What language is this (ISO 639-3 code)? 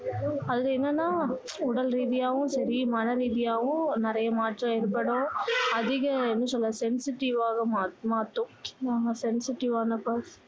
tam